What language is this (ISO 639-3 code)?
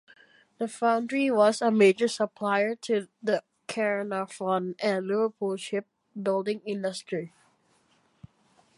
eng